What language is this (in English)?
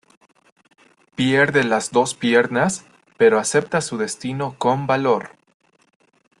Spanish